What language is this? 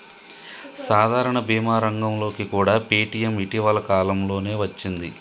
Telugu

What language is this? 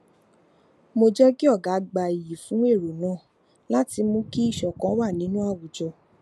Yoruba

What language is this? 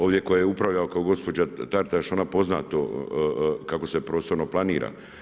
Croatian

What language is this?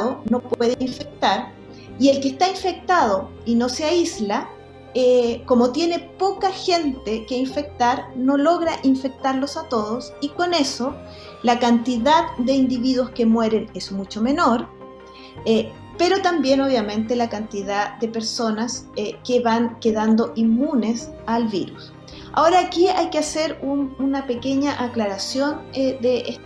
Spanish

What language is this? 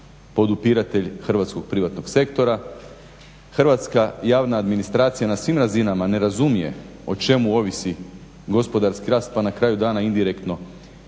Croatian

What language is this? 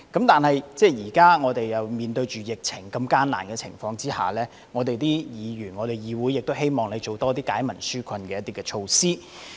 Cantonese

